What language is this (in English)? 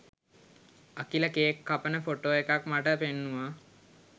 Sinhala